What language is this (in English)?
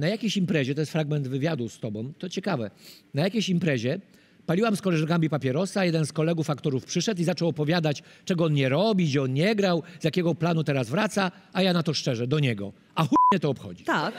Polish